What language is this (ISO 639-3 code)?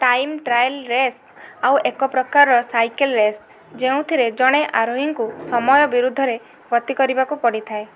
ori